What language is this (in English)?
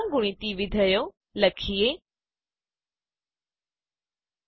Gujarati